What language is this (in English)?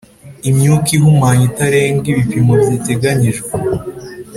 Kinyarwanda